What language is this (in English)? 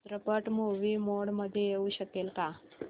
Marathi